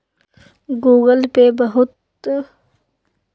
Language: Magahi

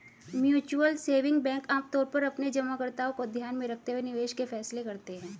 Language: Hindi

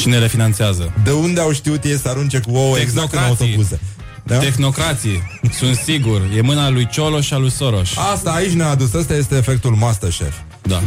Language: Romanian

